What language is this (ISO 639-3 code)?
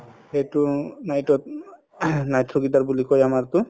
asm